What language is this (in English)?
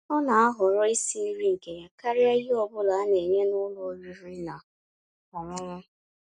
Igbo